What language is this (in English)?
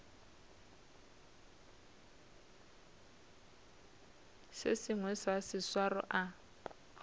Northern Sotho